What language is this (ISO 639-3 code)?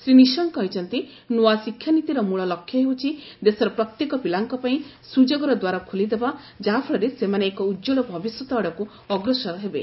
ori